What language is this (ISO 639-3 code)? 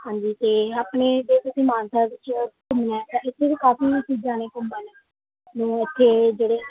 pan